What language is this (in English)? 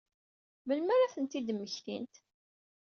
Kabyle